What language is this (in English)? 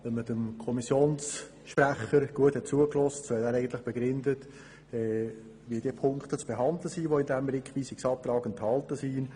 Swiss German